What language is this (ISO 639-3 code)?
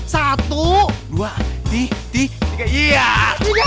ind